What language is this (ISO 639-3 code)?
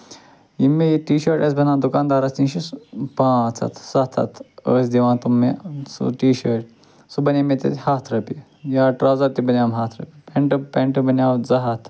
kas